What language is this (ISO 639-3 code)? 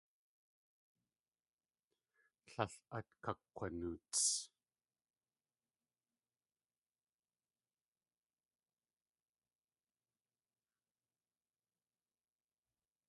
tli